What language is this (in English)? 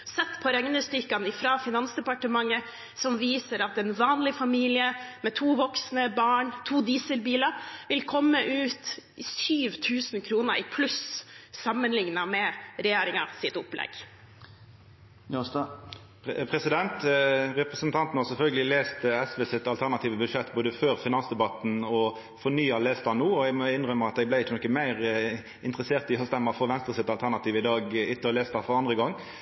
Norwegian